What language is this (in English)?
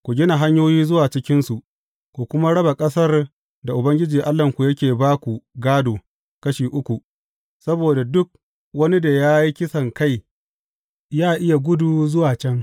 Hausa